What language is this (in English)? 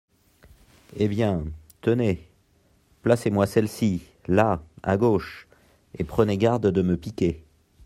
French